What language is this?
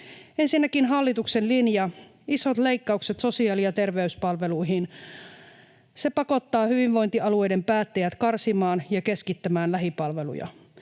Finnish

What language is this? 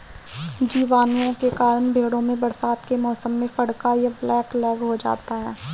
Hindi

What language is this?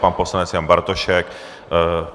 Czech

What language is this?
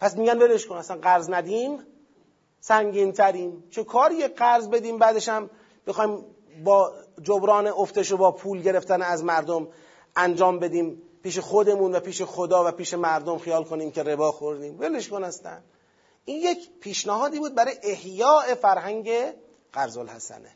Persian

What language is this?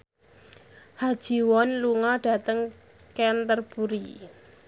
Javanese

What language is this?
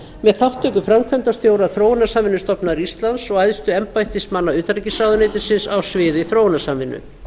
Icelandic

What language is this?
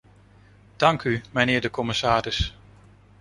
Dutch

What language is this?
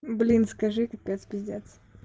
Russian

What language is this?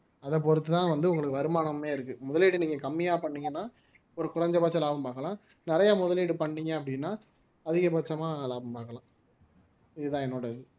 Tamil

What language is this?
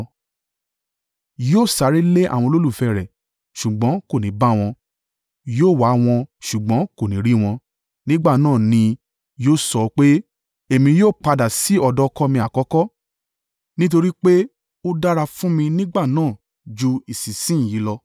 Yoruba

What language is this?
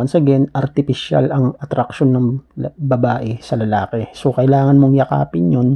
Filipino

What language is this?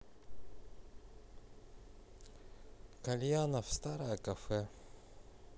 Russian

